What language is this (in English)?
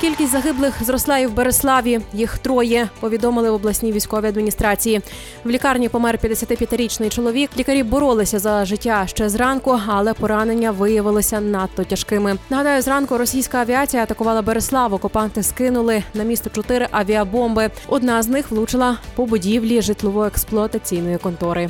Ukrainian